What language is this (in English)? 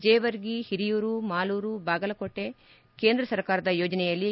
Kannada